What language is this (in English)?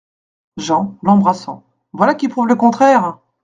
French